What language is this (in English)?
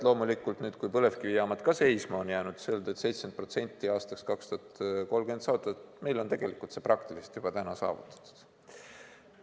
Estonian